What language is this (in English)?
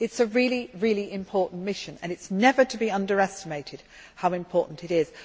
English